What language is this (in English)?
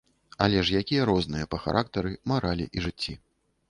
Belarusian